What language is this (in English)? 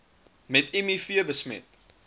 Afrikaans